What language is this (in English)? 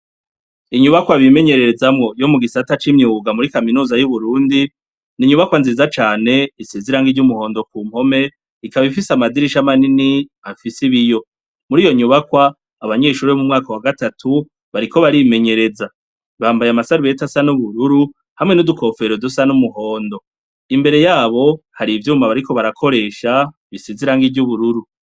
Rundi